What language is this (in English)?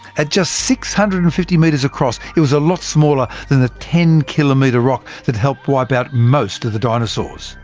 English